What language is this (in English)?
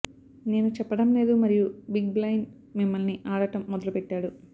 Telugu